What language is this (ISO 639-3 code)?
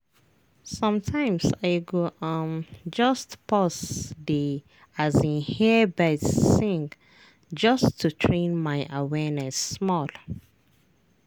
pcm